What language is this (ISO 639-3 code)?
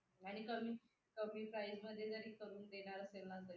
mar